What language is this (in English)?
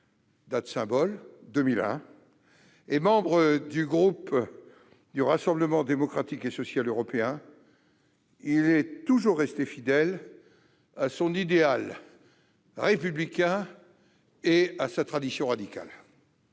French